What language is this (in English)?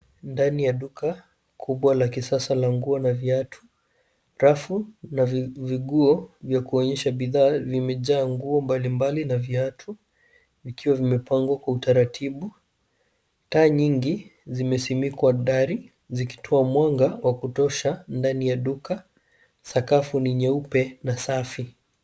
Swahili